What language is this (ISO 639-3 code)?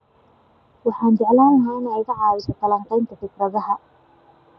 som